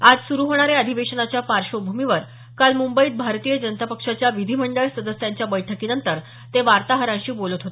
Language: Marathi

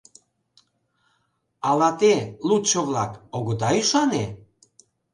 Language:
Mari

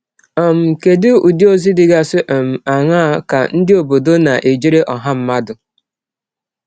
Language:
Igbo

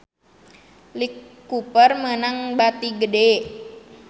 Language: Sundanese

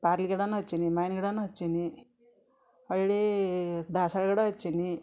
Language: Kannada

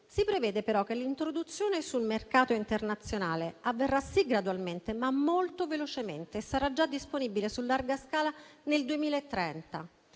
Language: Italian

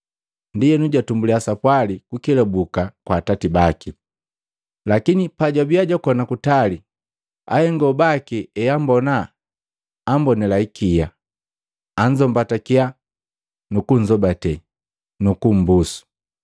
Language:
Matengo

